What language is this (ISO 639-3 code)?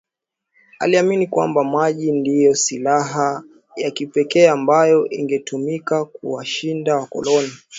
swa